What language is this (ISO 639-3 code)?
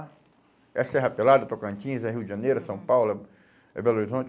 por